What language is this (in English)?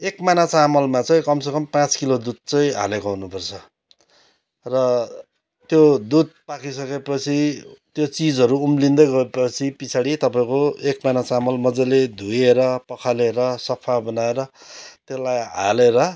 Nepali